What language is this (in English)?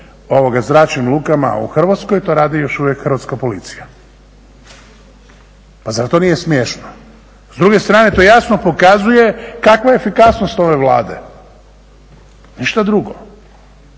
Croatian